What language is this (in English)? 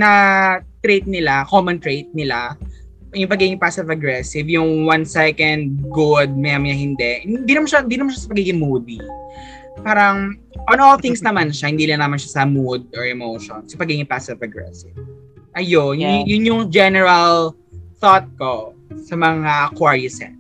Filipino